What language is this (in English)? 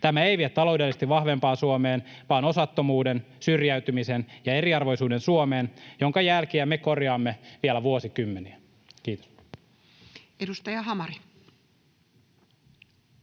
Finnish